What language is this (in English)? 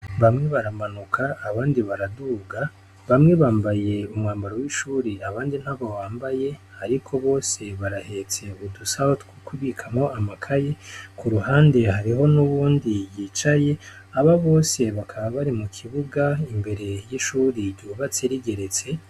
Rundi